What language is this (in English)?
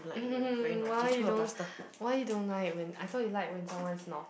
English